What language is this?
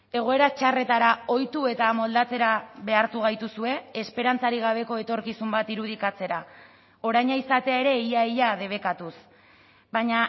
Basque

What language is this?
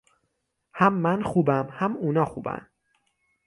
Persian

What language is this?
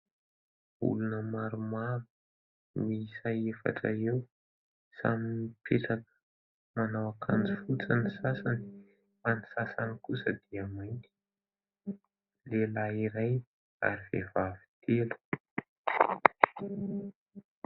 Malagasy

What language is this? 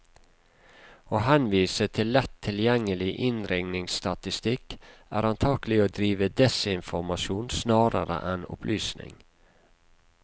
Norwegian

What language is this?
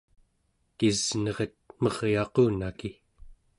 Central Yupik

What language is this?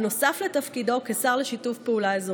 Hebrew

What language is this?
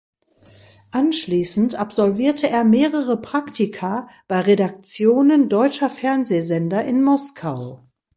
German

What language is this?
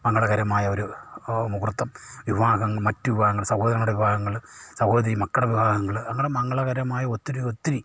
Malayalam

